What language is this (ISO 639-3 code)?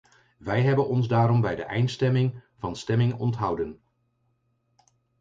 nld